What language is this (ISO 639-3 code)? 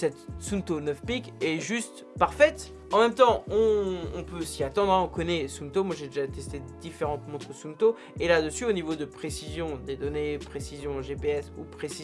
fra